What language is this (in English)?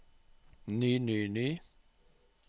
Norwegian